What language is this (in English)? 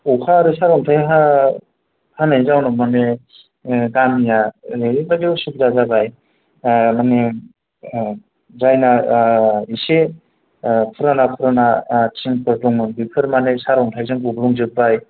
Bodo